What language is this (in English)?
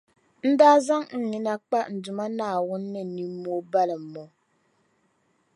Dagbani